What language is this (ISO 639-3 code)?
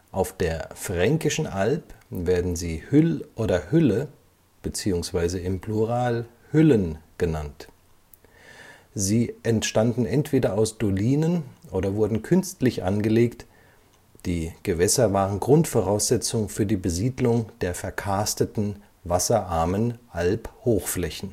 deu